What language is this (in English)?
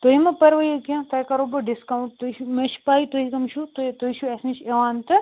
Kashmiri